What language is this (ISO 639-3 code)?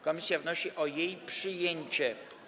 pol